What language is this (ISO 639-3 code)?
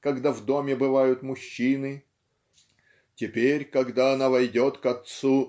rus